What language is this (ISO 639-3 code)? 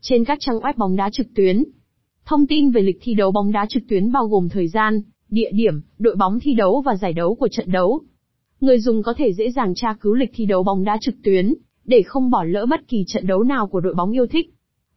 vie